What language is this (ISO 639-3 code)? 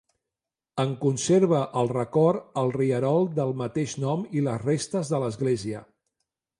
cat